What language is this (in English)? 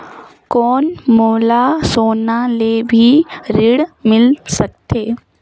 Chhattisgarhi